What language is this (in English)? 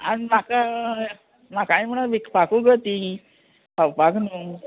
Konkani